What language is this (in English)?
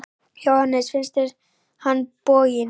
Icelandic